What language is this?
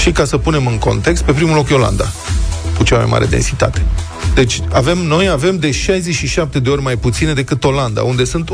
Romanian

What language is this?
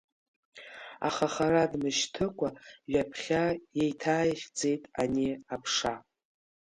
Abkhazian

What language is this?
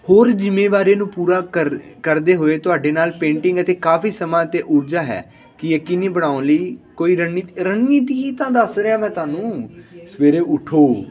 Punjabi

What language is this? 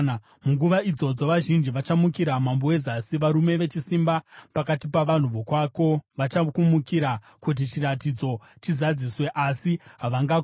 Shona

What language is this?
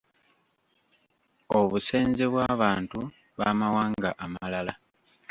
Ganda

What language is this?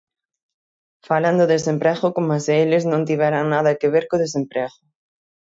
Galician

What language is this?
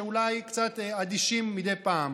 Hebrew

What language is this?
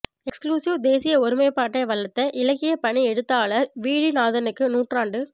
Tamil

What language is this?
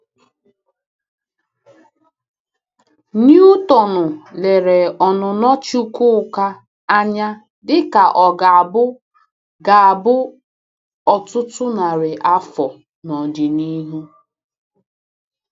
Igbo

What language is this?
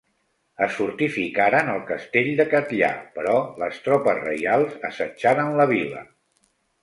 Catalan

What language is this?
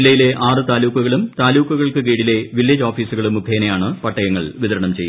Malayalam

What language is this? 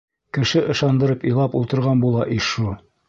Bashkir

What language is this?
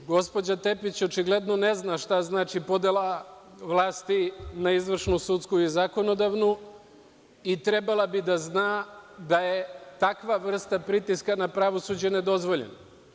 Serbian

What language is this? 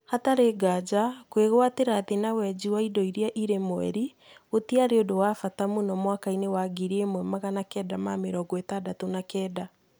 Kikuyu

